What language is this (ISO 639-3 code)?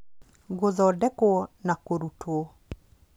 kik